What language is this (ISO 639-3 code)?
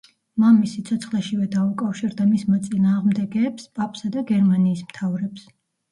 kat